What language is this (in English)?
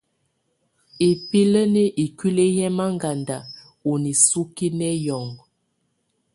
Tunen